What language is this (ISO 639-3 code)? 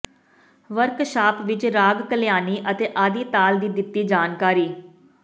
pan